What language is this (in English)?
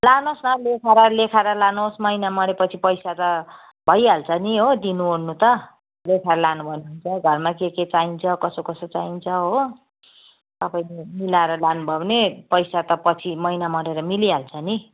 Nepali